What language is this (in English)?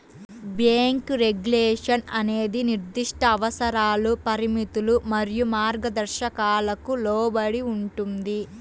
Telugu